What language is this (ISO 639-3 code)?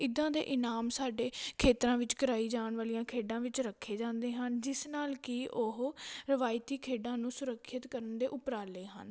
pan